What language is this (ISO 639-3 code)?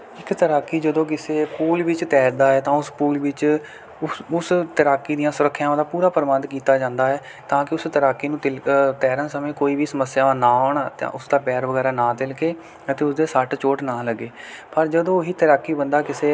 pan